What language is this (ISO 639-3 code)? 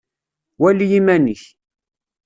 kab